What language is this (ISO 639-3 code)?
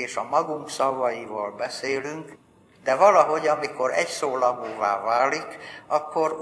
hun